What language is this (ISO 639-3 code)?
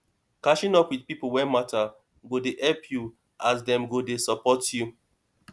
pcm